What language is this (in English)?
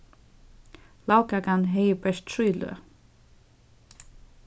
Faroese